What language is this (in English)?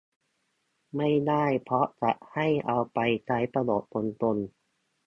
Thai